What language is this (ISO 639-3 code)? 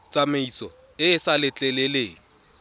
tsn